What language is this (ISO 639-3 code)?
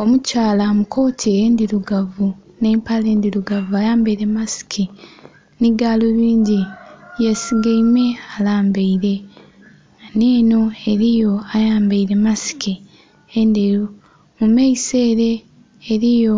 xog